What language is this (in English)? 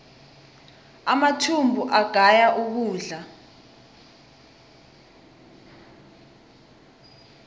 South Ndebele